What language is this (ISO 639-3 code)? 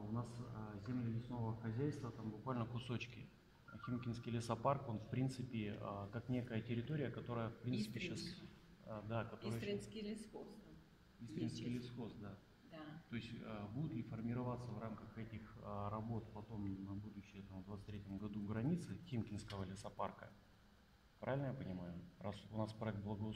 rus